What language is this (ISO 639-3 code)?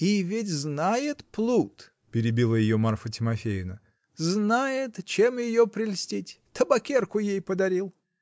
rus